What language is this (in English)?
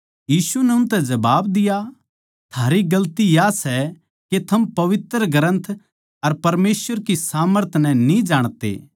Haryanvi